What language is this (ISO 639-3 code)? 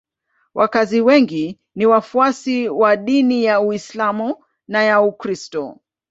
swa